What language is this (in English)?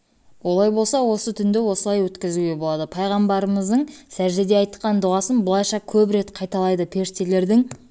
Kazakh